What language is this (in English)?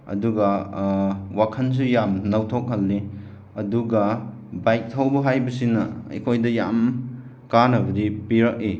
Manipuri